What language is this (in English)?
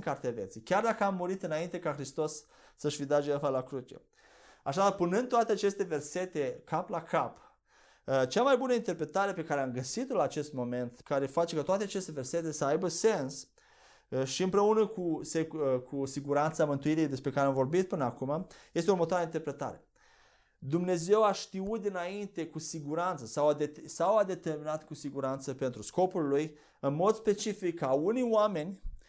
Romanian